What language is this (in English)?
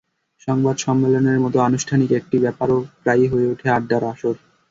Bangla